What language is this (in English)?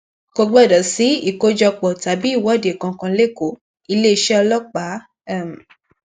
Yoruba